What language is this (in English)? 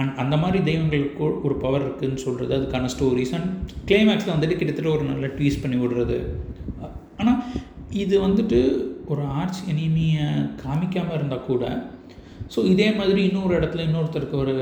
Tamil